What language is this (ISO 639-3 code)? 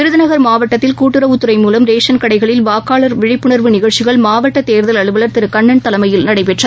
tam